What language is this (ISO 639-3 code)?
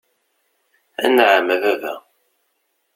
kab